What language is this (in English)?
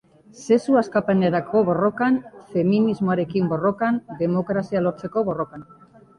Basque